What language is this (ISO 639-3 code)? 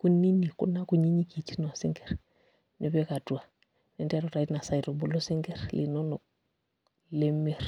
mas